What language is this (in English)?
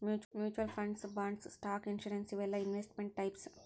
Kannada